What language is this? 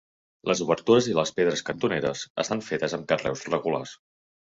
Catalan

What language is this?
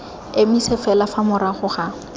Tswana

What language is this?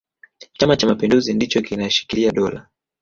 Swahili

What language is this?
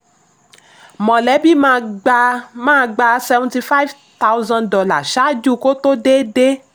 Yoruba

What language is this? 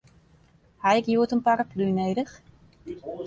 Western Frisian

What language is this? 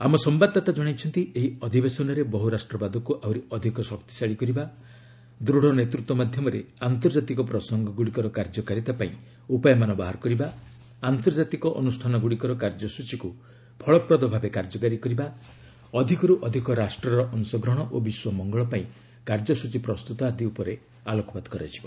Odia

